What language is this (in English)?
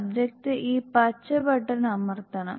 Malayalam